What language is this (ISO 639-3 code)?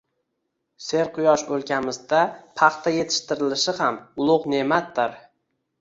uzb